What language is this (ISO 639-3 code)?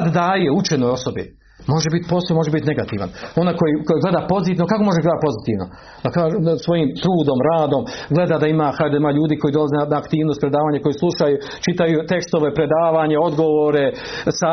hrv